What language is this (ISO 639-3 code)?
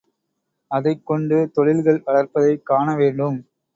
tam